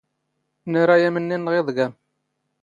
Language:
Standard Moroccan Tamazight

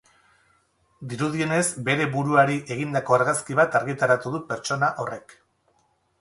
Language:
Basque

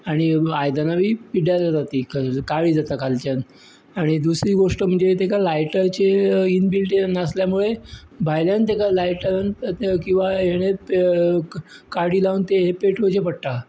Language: Konkani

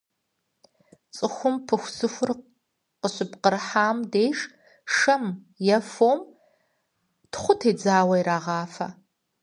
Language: Kabardian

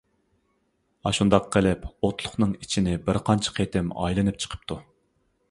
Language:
Uyghur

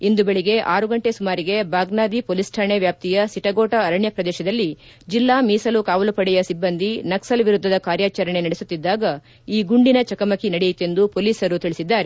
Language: Kannada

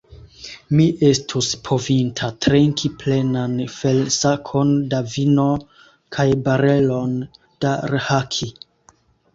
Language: Esperanto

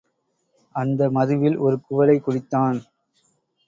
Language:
Tamil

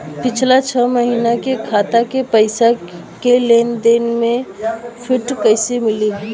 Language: Bhojpuri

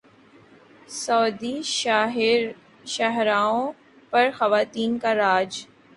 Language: Urdu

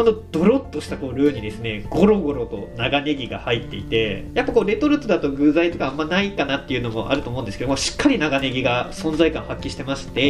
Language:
Japanese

